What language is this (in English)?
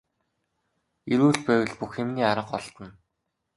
Mongolian